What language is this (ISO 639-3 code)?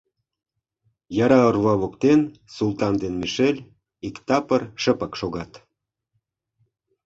chm